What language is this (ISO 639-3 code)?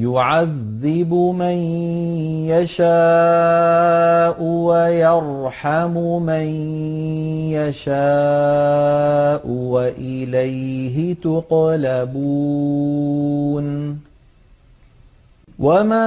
ara